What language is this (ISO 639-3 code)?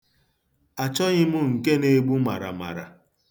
ibo